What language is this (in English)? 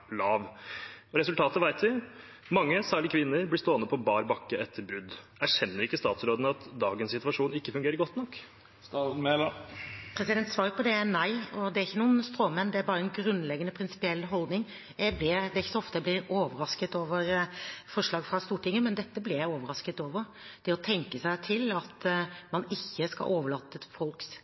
Norwegian Bokmål